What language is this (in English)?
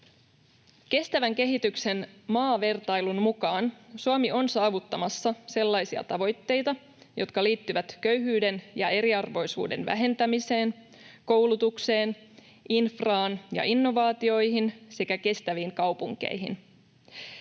Finnish